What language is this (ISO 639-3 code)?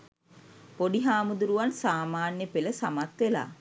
sin